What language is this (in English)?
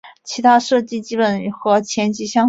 Chinese